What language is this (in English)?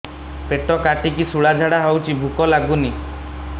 Odia